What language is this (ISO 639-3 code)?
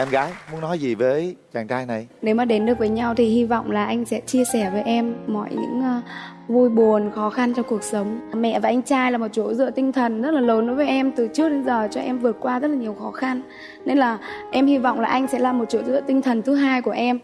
vie